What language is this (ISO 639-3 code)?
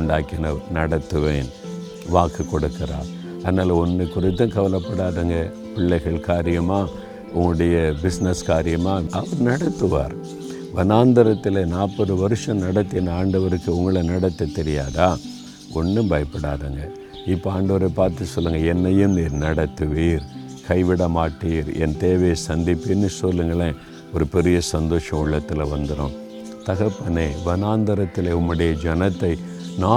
tam